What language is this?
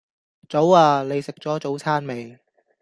Cantonese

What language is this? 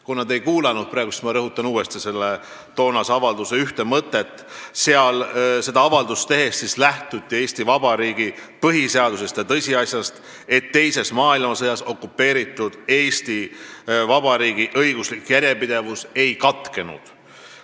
Estonian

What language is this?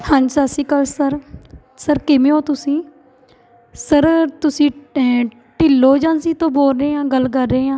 Punjabi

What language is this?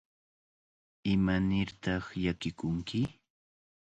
Cajatambo North Lima Quechua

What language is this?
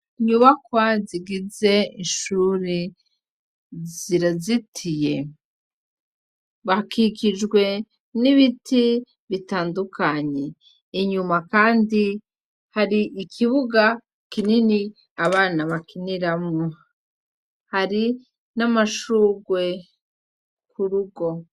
Rundi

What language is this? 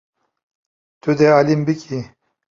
Kurdish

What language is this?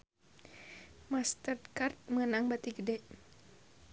Sundanese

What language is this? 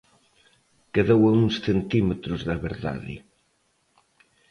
Galician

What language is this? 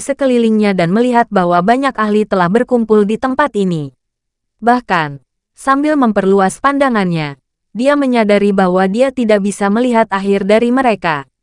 Indonesian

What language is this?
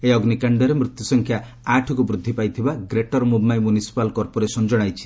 Odia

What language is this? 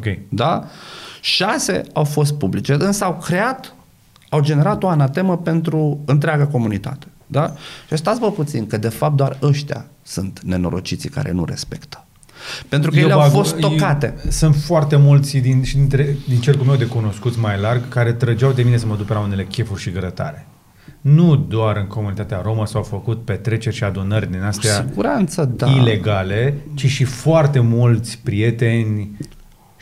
Romanian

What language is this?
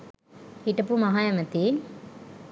Sinhala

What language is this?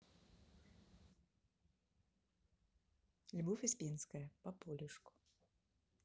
Russian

